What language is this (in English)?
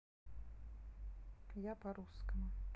Russian